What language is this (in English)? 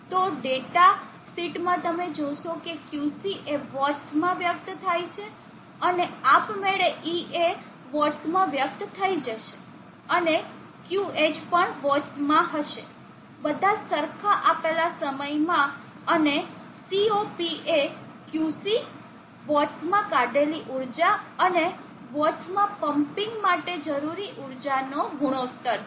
Gujarati